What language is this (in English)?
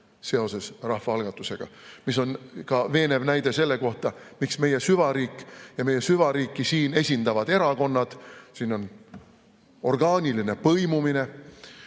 Estonian